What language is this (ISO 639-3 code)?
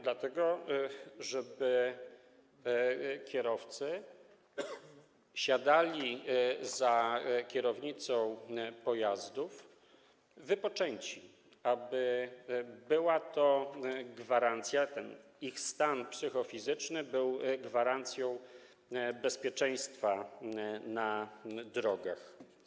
pol